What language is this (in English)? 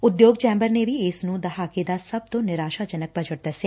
Punjabi